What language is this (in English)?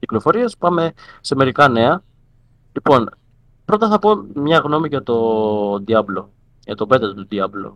Greek